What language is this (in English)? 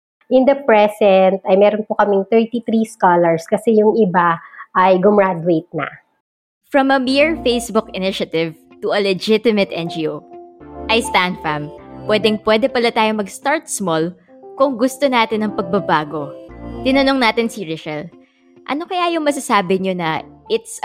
Filipino